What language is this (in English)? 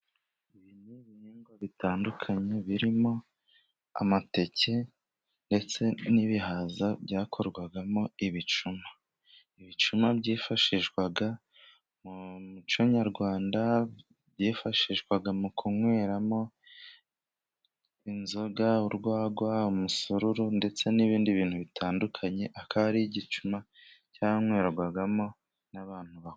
Kinyarwanda